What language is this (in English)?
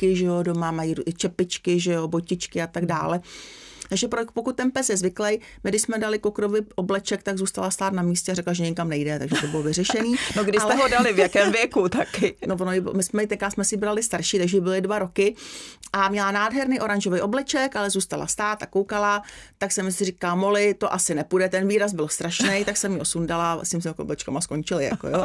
Czech